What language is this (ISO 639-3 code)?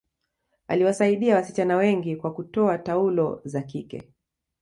swa